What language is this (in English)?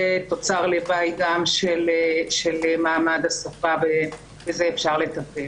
Hebrew